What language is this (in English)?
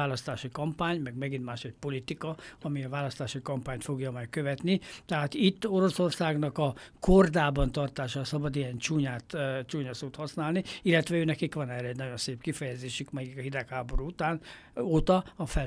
Hungarian